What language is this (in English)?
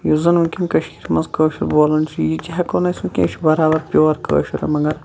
Kashmiri